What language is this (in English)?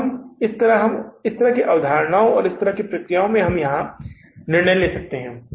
Hindi